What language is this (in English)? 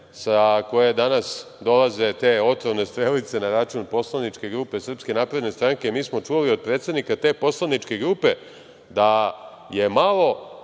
Serbian